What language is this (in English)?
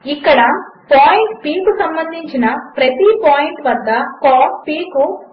Telugu